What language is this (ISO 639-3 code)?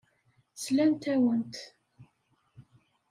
kab